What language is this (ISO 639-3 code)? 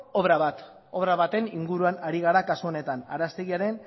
eus